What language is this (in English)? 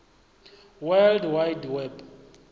Venda